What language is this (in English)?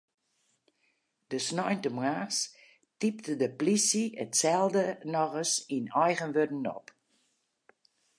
Western Frisian